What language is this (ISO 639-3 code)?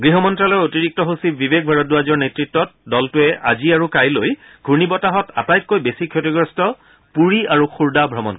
asm